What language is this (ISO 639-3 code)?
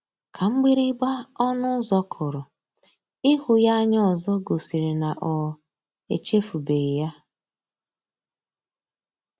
ibo